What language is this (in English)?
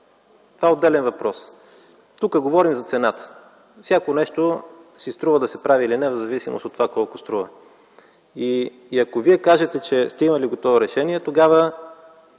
Bulgarian